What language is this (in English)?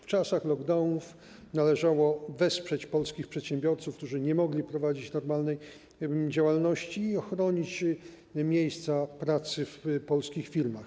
Polish